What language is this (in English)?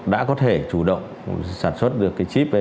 Vietnamese